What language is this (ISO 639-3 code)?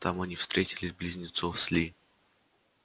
rus